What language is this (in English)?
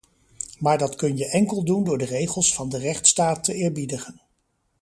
Dutch